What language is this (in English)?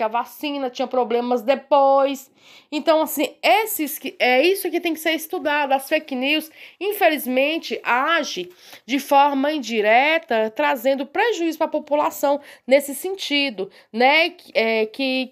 Portuguese